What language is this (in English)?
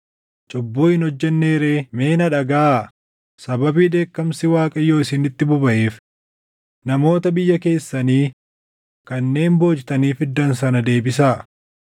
Oromo